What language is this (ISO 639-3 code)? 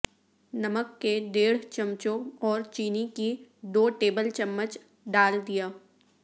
urd